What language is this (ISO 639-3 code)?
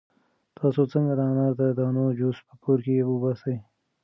pus